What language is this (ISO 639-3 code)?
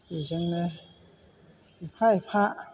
brx